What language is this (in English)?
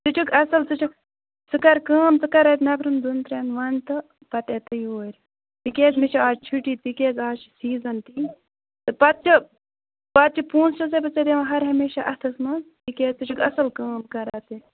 Kashmiri